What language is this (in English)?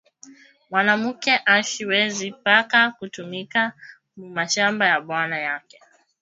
Swahili